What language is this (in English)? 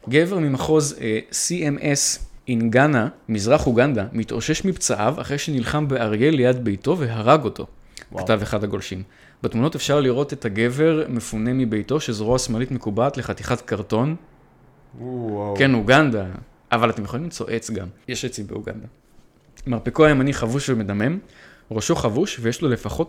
Hebrew